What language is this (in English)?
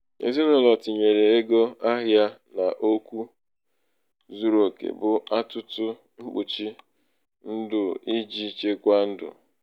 Igbo